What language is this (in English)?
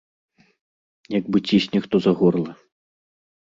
Belarusian